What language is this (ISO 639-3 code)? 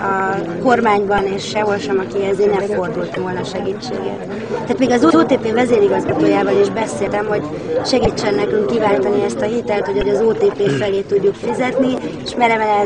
hun